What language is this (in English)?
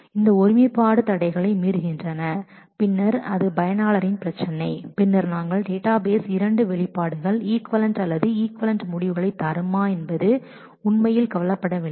Tamil